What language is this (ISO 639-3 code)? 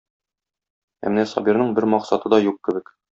tat